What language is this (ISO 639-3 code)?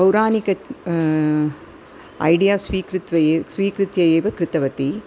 san